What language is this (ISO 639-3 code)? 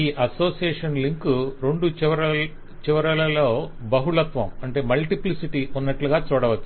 tel